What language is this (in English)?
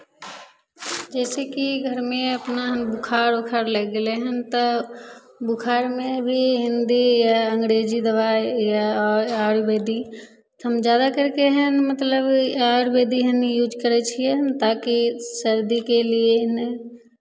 Maithili